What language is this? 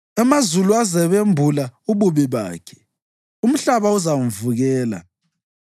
North Ndebele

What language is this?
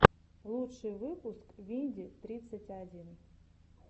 Russian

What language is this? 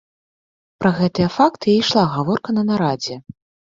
Belarusian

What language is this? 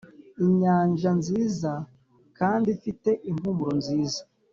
Kinyarwanda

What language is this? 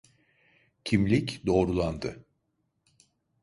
Turkish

